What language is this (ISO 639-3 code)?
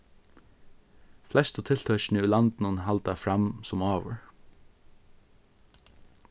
fao